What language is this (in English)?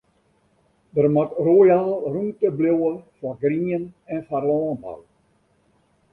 Western Frisian